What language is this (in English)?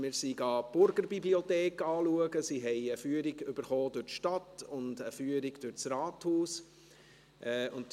Swiss German